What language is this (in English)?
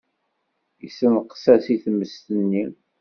Kabyle